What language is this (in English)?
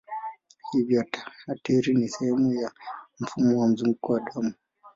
Swahili